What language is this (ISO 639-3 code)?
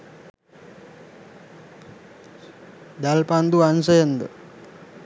sin